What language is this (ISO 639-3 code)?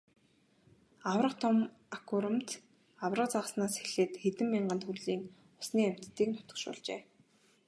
mon